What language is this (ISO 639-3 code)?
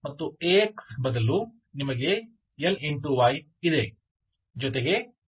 kan